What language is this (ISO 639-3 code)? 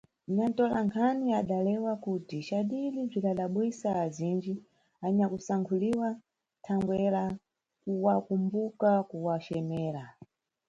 nyu